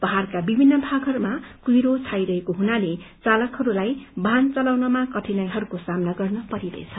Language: Nepali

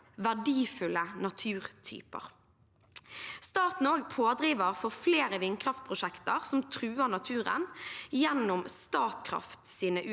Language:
Norwegian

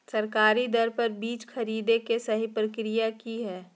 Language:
Magahi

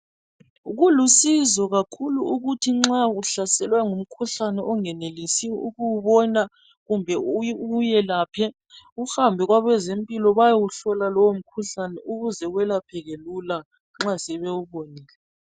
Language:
North Ndebele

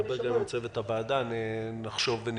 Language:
Hebrew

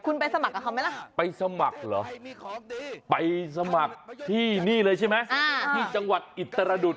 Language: Thai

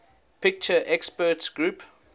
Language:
English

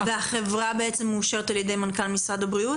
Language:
Hebrew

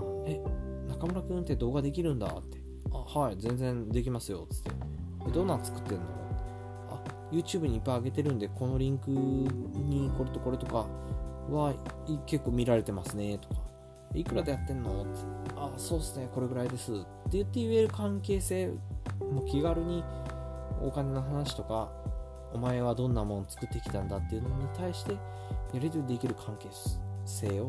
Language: Japanese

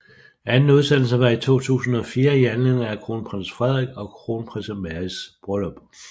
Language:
Danish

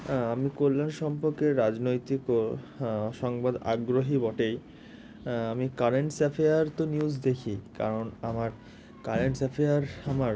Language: Bangla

